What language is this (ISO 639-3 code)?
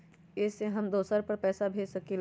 mag